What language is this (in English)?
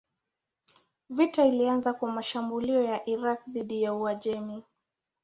Swahili